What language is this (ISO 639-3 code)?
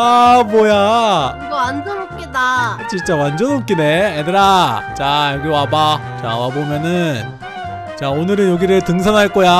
kor